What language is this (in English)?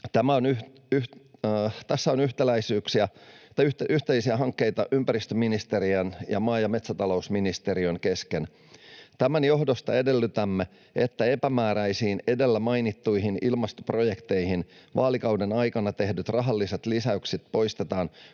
Finnish